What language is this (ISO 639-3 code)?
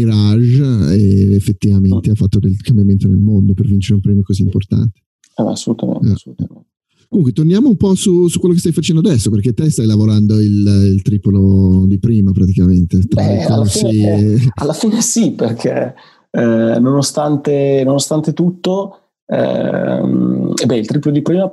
ita